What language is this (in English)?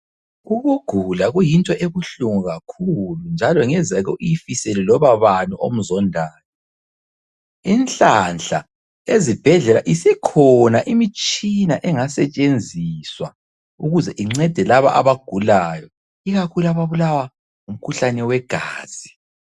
North Ndebele